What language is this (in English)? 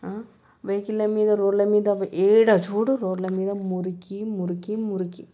Telugu